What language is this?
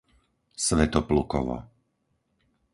Slovak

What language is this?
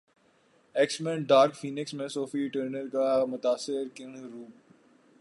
Urdu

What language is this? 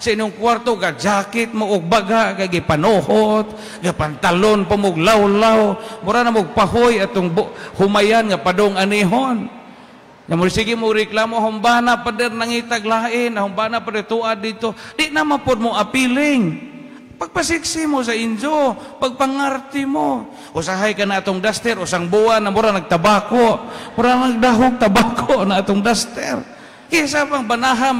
Filipino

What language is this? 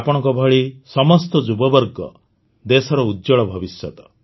Odia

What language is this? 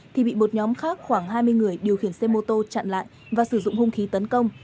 Vietnamese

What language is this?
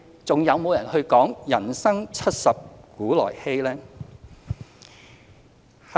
Cantonese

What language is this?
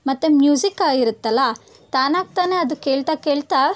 Kannada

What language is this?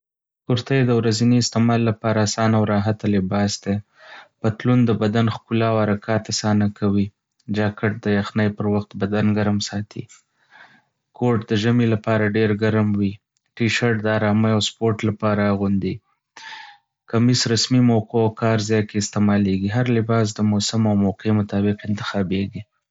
Pashto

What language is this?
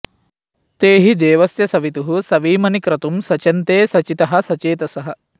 Sanskrit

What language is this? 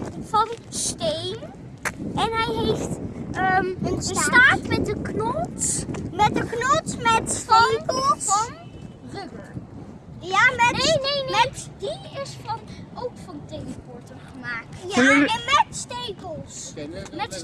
Dutch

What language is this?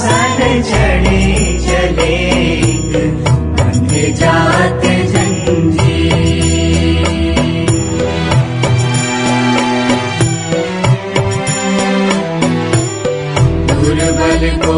Hindi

